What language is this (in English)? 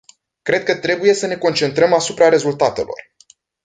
Romanian